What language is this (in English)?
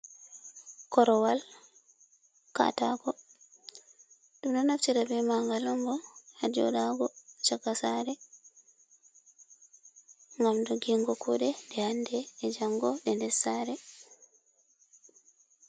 Fula